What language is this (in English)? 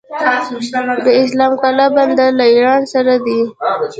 Pashto